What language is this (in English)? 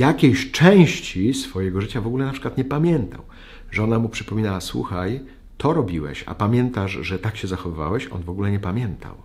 Polish